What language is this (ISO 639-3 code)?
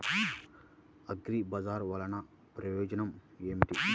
tel